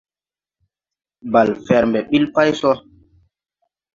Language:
Tupuri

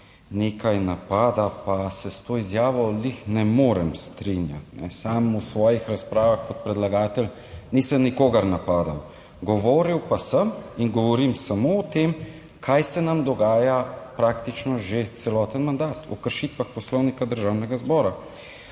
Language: Slovenian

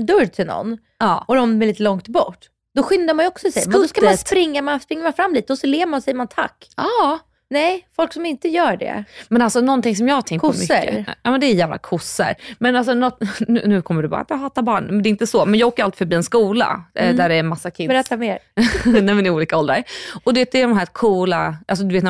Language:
Swedish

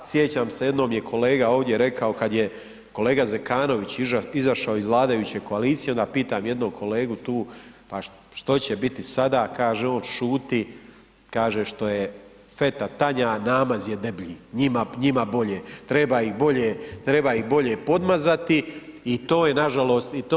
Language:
Croatian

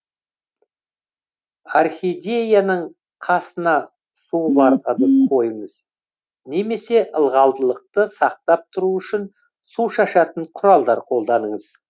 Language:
Kazakh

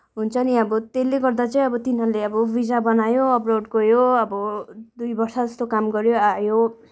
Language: Nepali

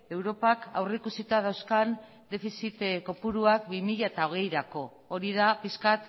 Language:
Basque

